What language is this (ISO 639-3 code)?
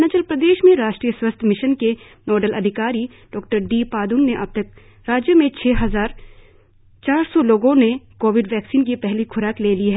hin